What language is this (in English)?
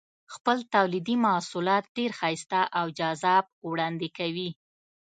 Pashto